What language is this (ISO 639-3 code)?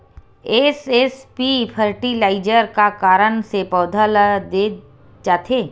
hne